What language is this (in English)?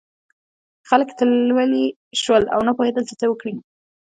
Pashto